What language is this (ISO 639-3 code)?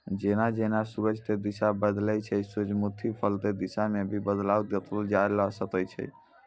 mai